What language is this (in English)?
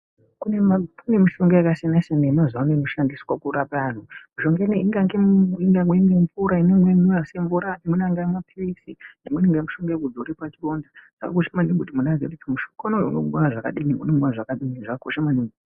Ndau